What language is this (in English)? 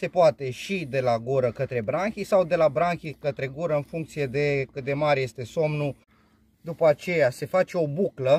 Romanian